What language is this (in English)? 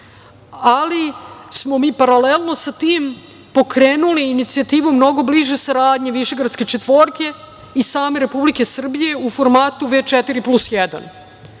Serbian